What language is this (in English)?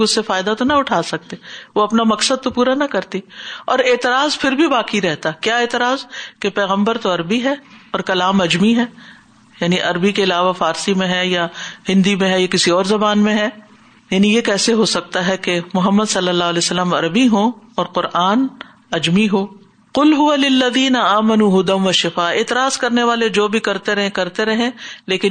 Urdu